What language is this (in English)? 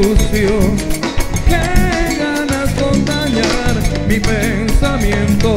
Romanian